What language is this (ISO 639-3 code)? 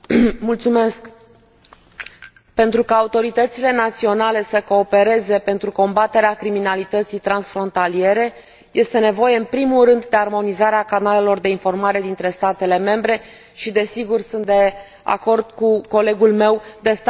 ron